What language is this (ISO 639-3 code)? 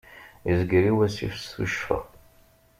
kab